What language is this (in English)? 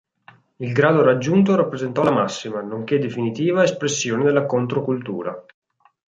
Italian